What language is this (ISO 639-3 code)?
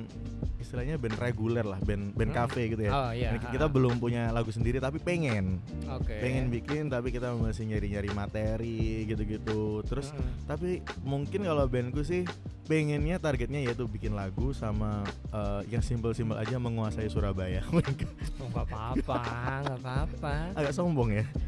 ind